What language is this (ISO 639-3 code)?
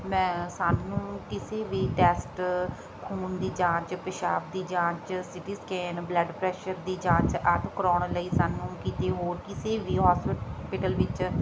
pan